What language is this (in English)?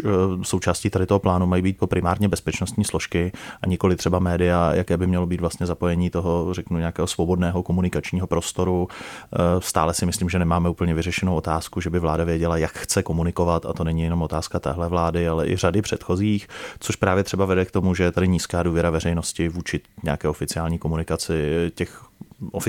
Czech